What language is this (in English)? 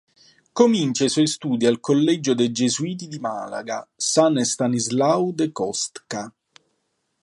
Italian